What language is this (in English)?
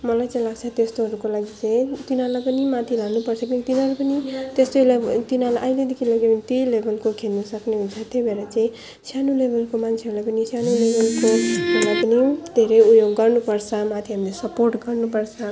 Nepali